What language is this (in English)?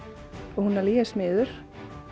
Icelandic